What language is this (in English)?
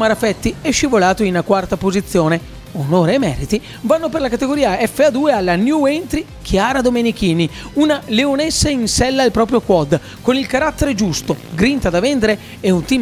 Italian